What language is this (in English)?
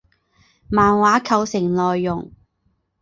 Chinese